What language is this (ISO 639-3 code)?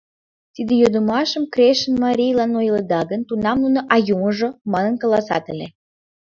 chm